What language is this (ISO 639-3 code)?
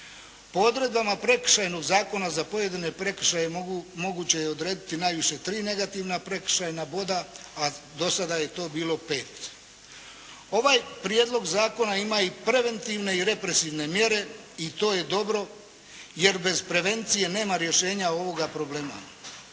hrv